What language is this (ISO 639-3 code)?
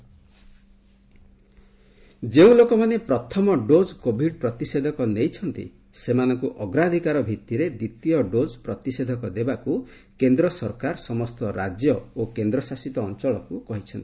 ori